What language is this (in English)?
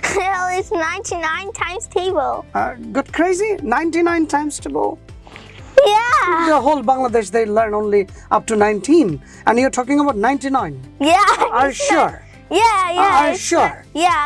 English